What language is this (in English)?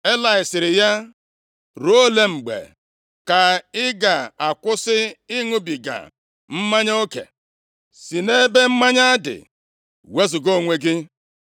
Igbo